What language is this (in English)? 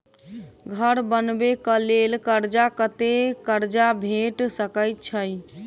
Maithili